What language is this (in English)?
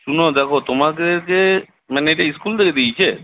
Bangla